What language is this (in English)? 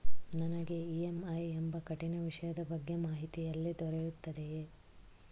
Kannada